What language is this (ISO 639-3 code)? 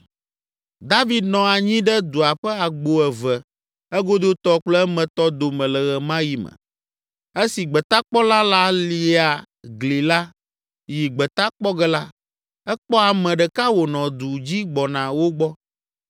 ewe